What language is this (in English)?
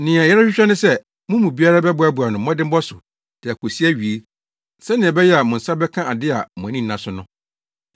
Akan